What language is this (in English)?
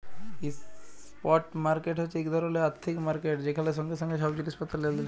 Bangla